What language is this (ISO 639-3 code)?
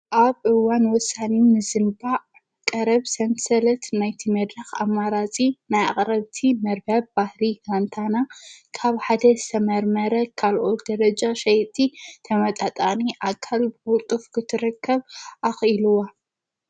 tir